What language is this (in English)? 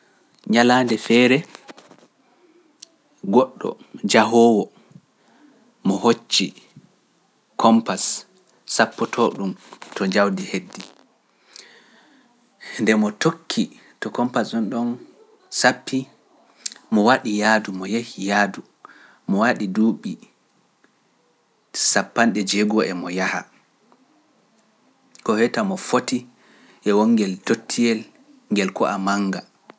Pular